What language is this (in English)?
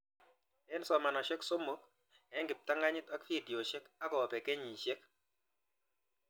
Kalenjin